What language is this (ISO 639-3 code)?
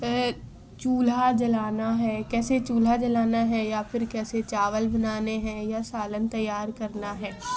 urd